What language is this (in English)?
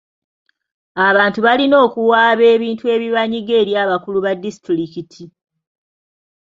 Ganda